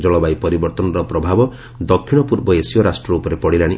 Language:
Odia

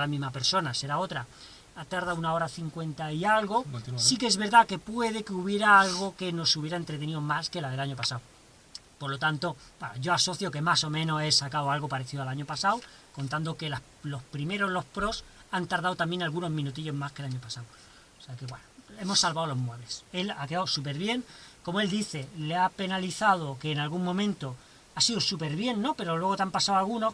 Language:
Spanish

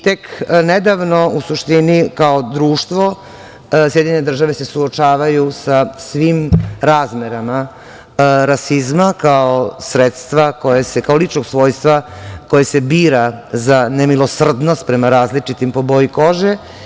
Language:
Serbian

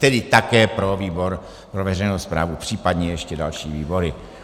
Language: Czech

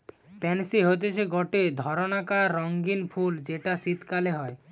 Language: Bangla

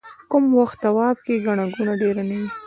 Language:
Pashto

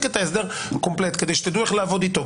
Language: Hebrew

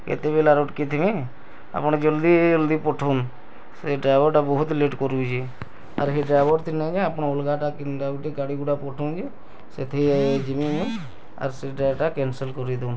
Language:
Odia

